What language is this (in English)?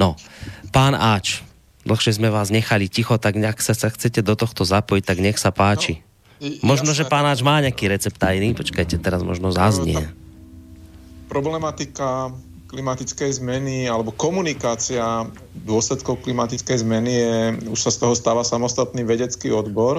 Slovak